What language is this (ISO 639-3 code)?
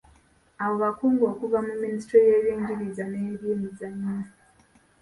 lug